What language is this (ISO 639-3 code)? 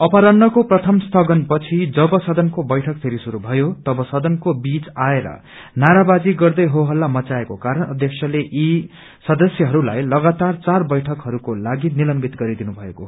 nep